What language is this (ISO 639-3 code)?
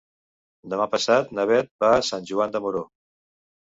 cat